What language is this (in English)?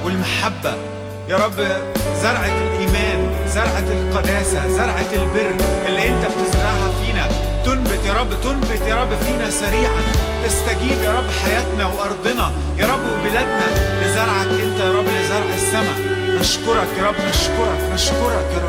Arabic